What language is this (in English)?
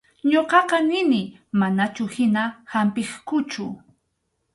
Arequipa-La Unión Quechua